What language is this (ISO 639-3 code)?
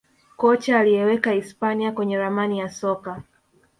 swa